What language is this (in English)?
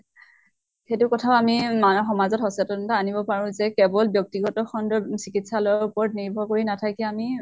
Assamese